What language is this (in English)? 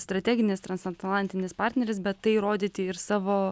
Lithuanian